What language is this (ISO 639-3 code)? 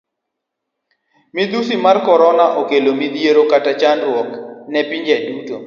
luo